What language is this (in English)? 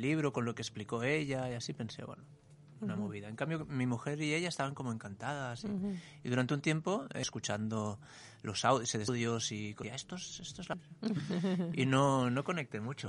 Spanish